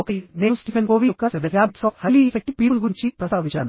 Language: Telugu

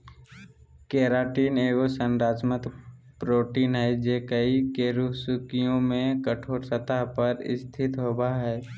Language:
Magahi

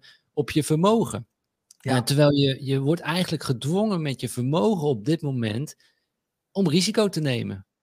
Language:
Dutch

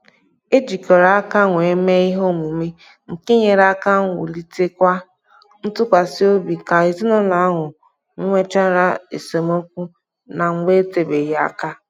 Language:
Igbo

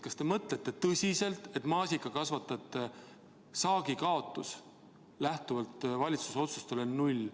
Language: Estonian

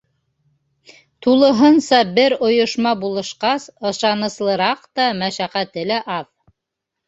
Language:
Bashkir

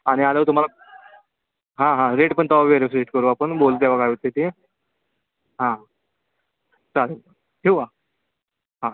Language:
Marathi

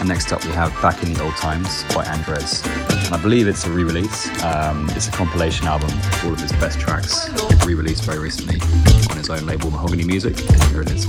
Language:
English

